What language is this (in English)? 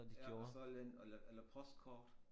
Danish